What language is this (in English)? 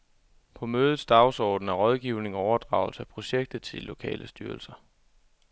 Danish